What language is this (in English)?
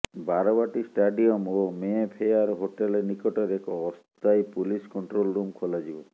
Odia